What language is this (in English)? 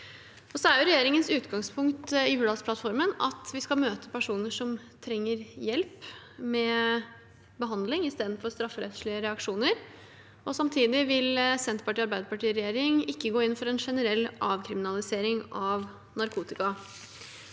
Norwegian